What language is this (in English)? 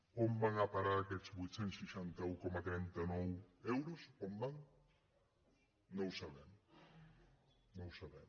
Catalan